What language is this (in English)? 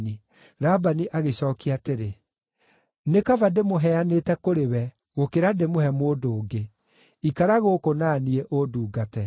Kikuyu